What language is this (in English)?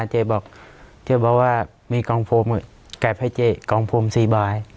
Thai